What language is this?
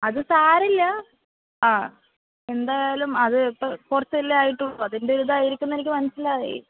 Malayalam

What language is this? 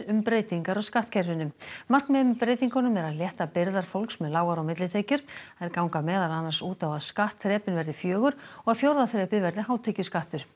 Icelandic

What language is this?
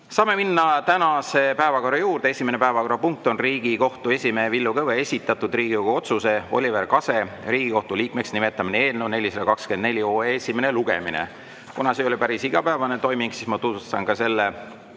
Estonian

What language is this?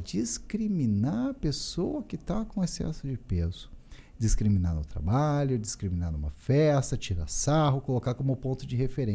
Portuguese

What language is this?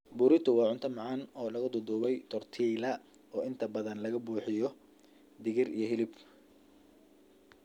Somali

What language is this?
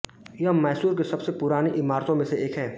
Hindi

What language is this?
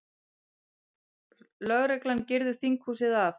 Icelandic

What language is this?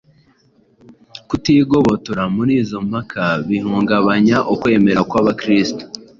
Kinyarwanda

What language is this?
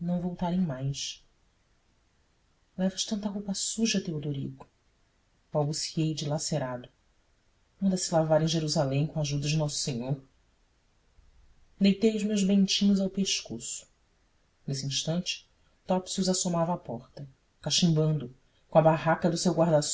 Portuguese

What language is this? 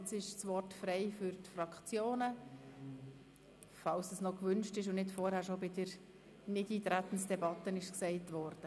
Swiss German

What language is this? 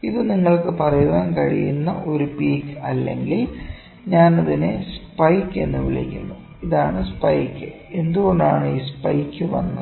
Malayalam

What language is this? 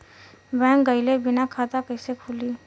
Bhojpuri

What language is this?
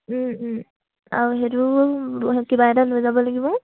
Assamese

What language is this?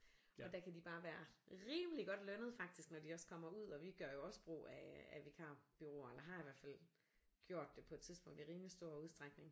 Danish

